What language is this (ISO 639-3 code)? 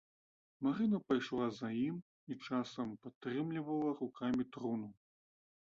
bel